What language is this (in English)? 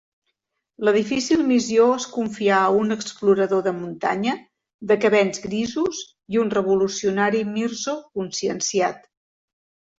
Catalan